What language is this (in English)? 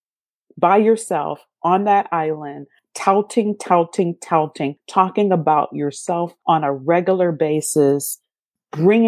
English